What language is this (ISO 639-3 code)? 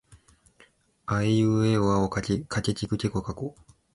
jpn